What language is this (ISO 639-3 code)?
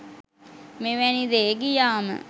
sin